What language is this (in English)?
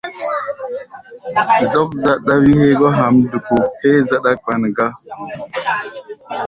Gbaya